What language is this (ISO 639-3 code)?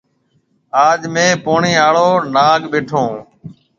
mve